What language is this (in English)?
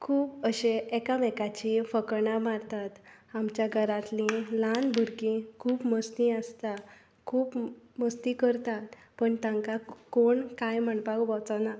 Konkani